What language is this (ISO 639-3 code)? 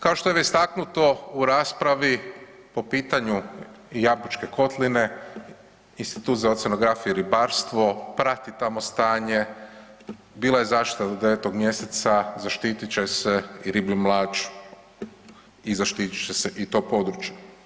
hrv